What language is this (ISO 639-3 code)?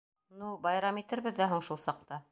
bak